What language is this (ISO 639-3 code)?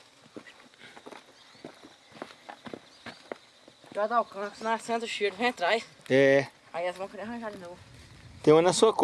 por